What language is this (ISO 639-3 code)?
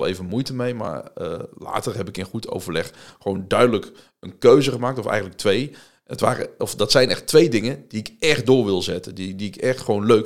nld